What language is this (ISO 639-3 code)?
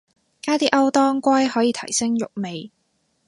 yue